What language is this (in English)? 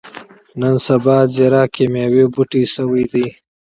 Pashto